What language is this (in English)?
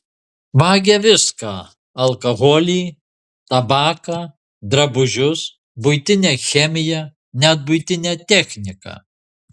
Lithuanian